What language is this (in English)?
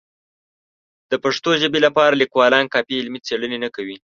Pashto